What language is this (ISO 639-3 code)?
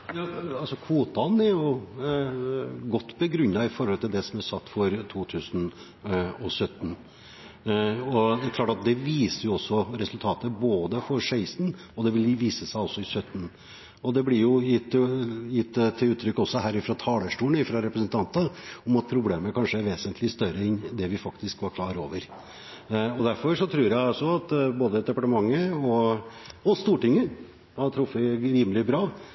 nor